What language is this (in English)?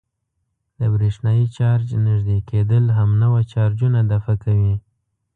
Pashto